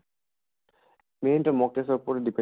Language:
Assamese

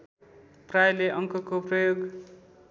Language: Nepali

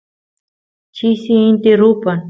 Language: Santiago del Estero Quichua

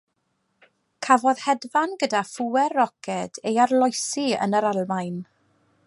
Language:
Welsh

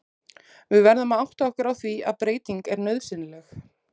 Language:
Icelandic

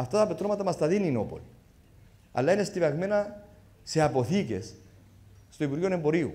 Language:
Greek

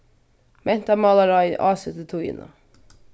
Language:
Faroese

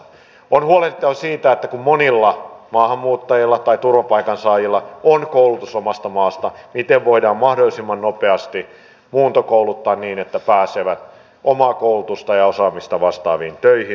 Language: Finnish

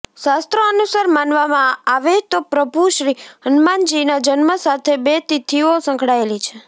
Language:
Gujarati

